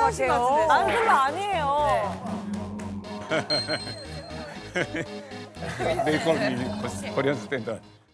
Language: Korean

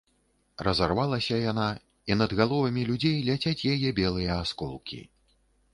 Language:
Belarusian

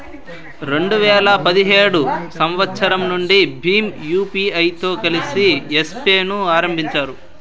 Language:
Telugu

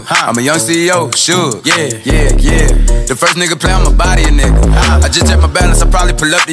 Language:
English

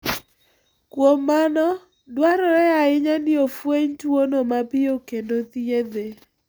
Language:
Luo (Kenya and Tanzania)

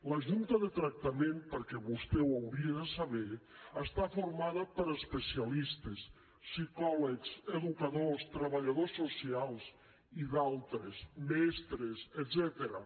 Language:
Catalan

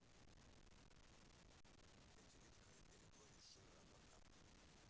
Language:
Russian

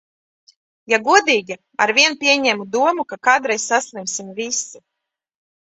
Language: Latvian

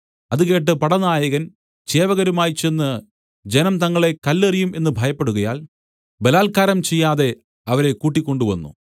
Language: Malayalam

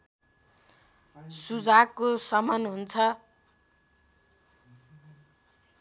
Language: Nepali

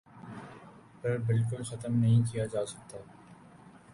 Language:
Urdu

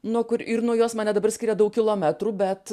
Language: Lithuanian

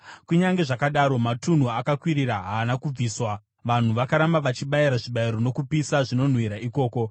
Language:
Shona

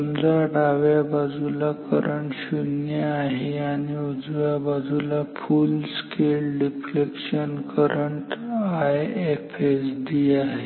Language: Marathi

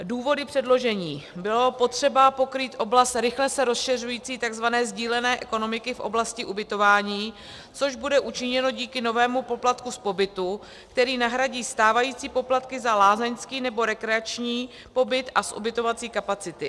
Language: Czech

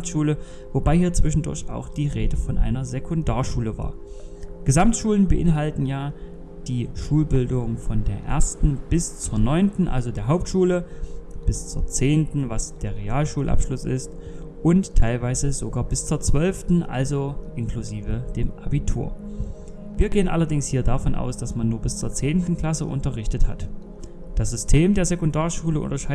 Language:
German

